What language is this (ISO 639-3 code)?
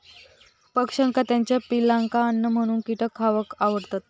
mar